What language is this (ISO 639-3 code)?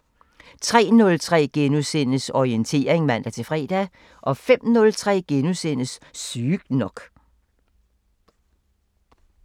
dan